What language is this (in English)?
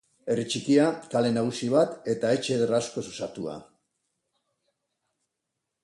Basque